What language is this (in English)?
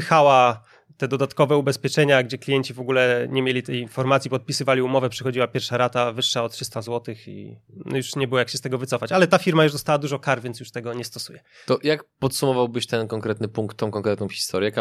Polish